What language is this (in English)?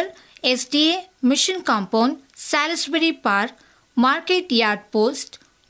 Kannada